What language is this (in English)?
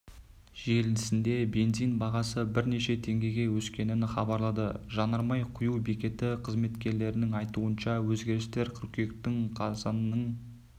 Kazakh